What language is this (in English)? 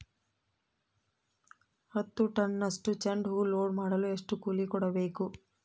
Kannada